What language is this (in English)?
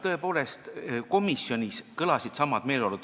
Estonian